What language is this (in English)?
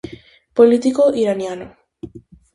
Galician